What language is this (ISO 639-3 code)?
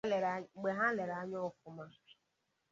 ibo